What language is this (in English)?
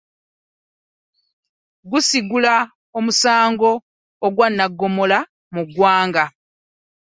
Ganda